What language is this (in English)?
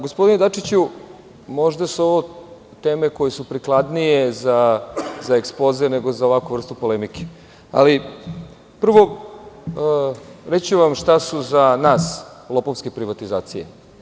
Serbian